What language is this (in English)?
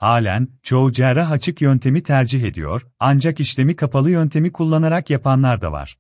Turkish